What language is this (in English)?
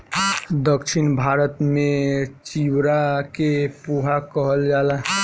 Bhojpuri